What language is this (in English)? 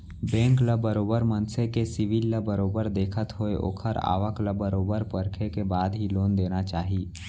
Chhattisgarhi